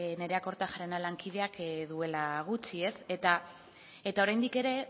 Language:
Basque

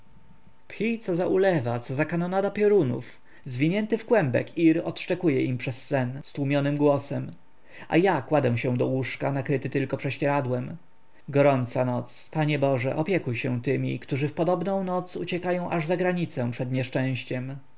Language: Polish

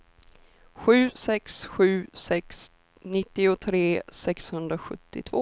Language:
Swedish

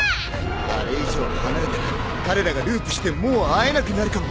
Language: Japanese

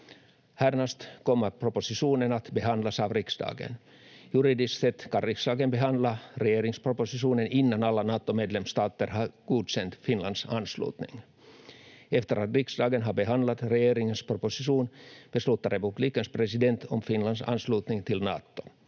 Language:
Finnish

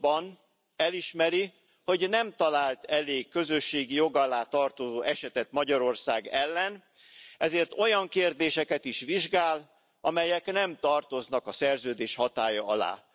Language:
Hungarian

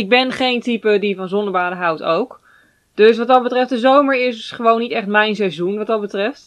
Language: Dutch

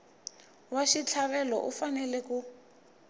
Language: Tsonga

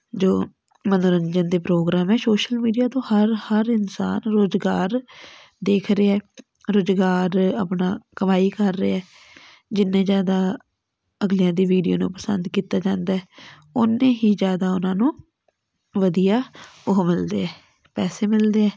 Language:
Punjabi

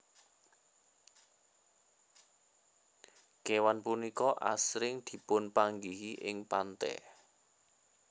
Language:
Javanese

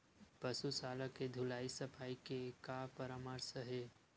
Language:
Chhattisgarhi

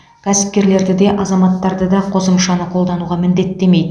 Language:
Kazakh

